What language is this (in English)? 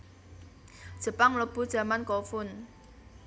Javanese